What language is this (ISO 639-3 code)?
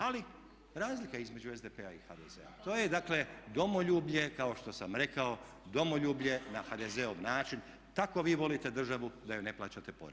hrv